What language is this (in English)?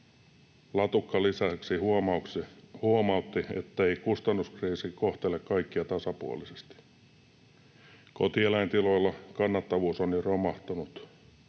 Finnish